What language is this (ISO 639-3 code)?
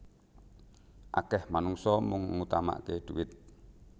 jav